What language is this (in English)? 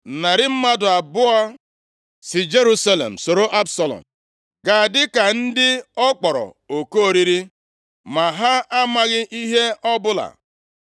Igbo